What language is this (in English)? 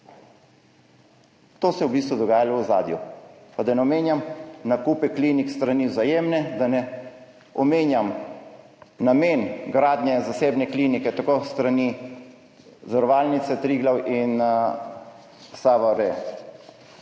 Slovenian